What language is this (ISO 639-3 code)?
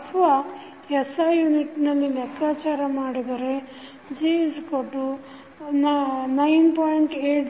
kan